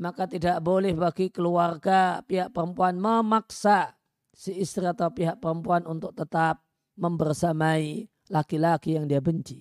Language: Indonesian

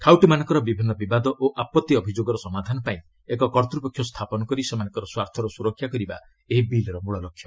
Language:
Odia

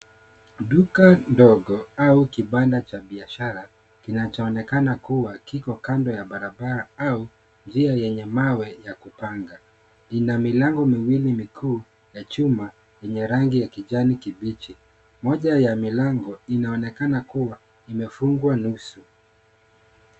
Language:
Swahili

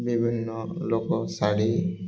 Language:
Odia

